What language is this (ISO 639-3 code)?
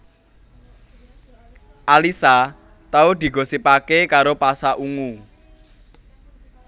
jav